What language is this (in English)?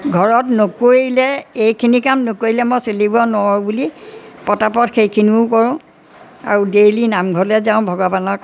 Assamese